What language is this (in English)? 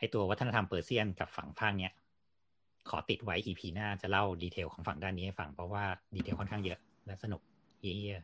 Thai